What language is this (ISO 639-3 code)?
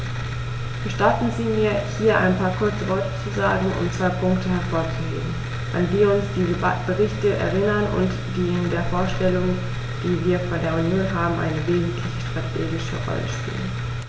deu